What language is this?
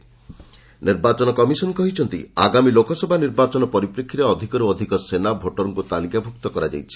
Odia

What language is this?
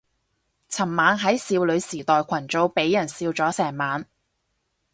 Cantonese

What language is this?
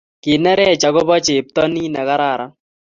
Kalenjin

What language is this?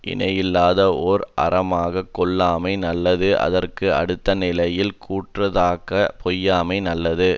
Tamil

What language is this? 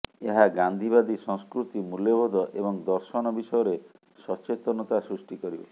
Odia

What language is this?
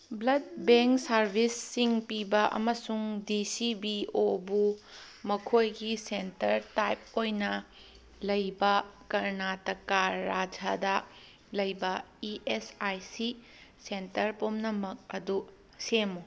Manipuri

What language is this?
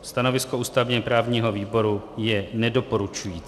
Czech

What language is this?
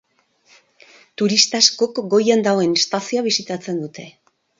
Basque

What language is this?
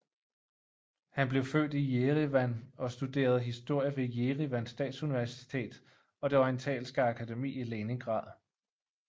Danish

